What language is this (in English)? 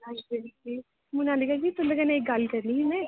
Dogri